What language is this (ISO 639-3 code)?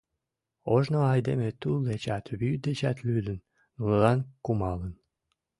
chm